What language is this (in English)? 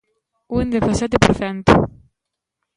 Galician